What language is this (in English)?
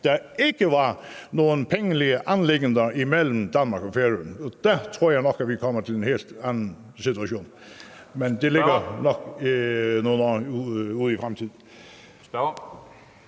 Danish